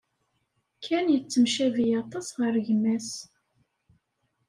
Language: Kabyle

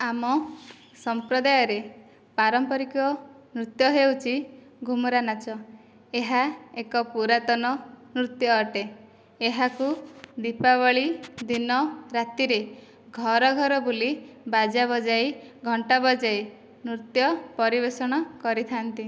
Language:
Odia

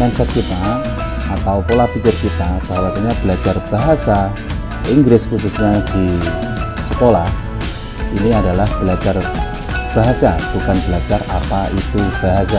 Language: Indonesian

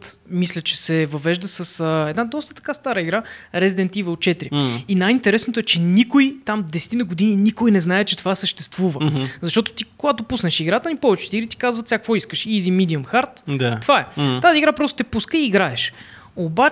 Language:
Bulgarian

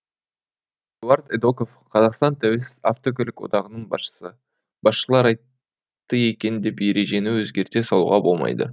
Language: Kazakh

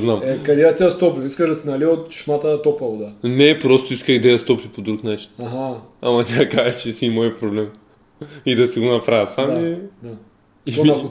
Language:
Bulgarian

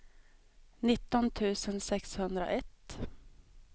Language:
Swedish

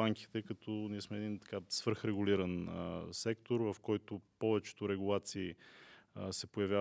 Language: Bulgarian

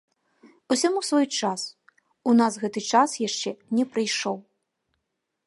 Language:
Belarusian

